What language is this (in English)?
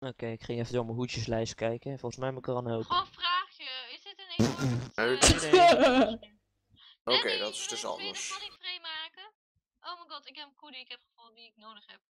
Dutch